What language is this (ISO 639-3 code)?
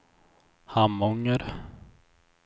swe